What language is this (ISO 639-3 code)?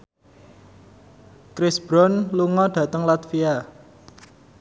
jav